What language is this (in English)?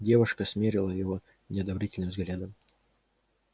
Russian